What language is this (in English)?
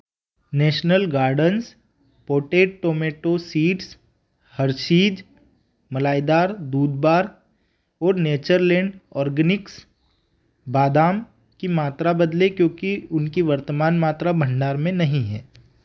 Hindi